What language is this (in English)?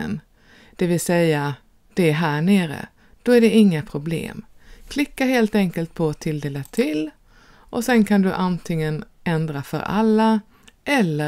Swedish